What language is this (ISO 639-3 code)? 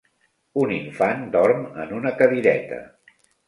cat